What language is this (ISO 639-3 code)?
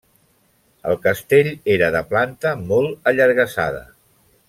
cat